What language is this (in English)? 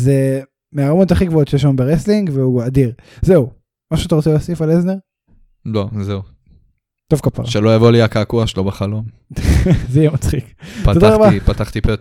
Hebrew